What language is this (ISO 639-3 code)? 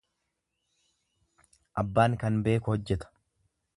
orm